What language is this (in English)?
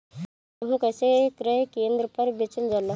Bhojpuri